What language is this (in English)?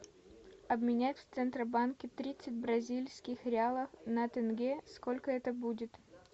Russian